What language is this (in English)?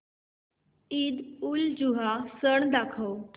Marathi